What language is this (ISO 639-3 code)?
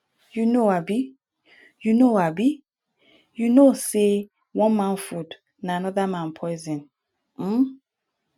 pcm